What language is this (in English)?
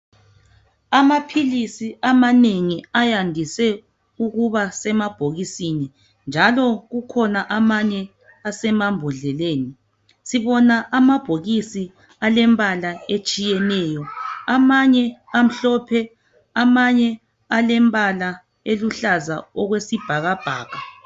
North Ndebele